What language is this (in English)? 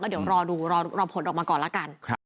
Thai